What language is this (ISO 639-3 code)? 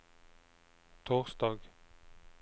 nor